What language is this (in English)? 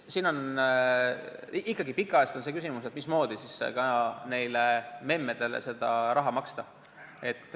Estonian